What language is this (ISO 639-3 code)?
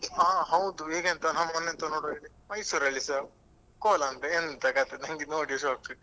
kan